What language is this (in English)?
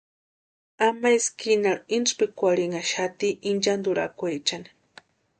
Western Highland Purepecha